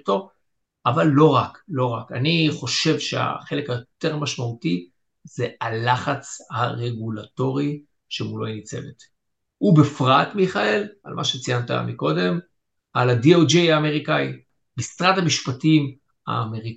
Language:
Hebrew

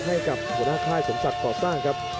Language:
Thai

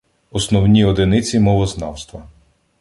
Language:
Ukrainian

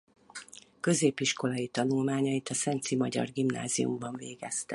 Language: Hungarian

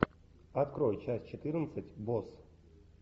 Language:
Russian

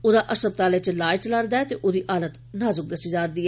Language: Dogri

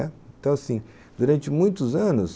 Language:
Portuguese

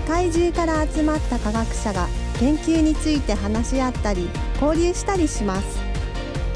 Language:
Japanese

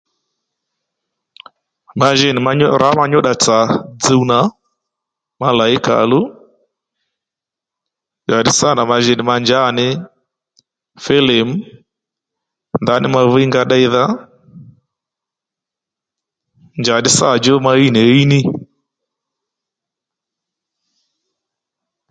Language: Lendu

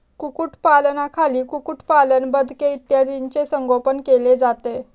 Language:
Marathi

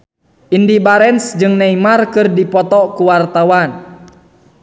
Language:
Sundanese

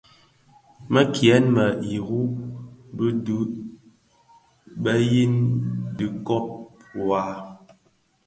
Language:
Bafia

